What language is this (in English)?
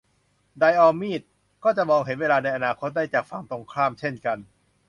Thai